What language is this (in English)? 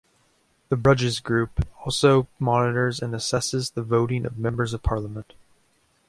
English